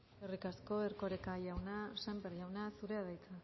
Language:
Basque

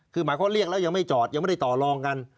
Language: Thai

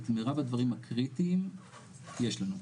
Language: Hebrew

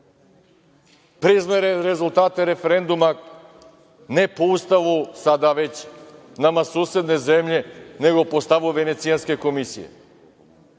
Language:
Serbian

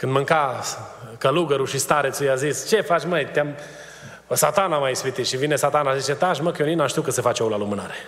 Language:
Romanian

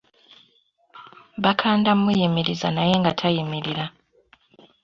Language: Ganda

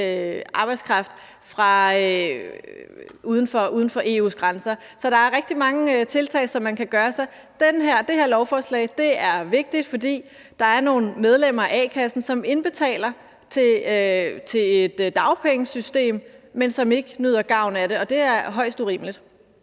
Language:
Danish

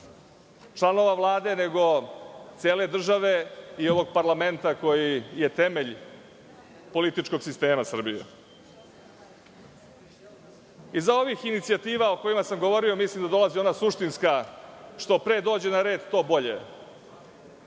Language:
Serbian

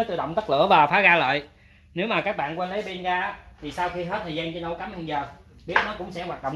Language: Vietnamese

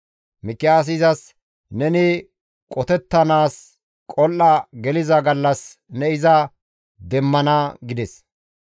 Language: Gamo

